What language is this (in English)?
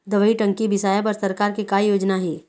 Chhattisgarhi